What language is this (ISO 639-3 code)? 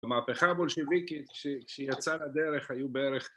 heb